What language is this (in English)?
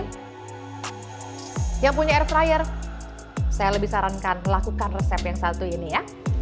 Indonesian